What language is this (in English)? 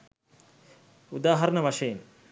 Sinhala